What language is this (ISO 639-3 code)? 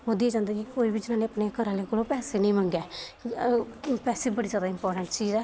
doi